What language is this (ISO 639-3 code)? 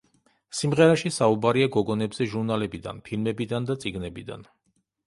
kat